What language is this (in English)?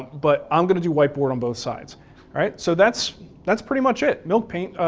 English